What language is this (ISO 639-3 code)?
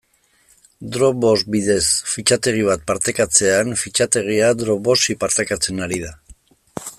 eus